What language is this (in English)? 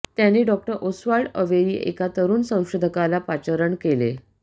Marathi